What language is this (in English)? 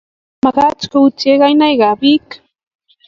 Kalenjin